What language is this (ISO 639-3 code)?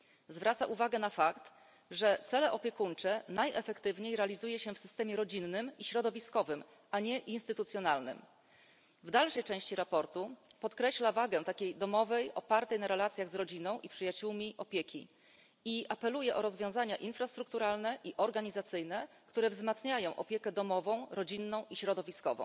pol